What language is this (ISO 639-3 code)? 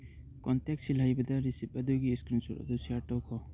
mni